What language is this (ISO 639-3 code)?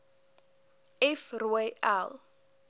afr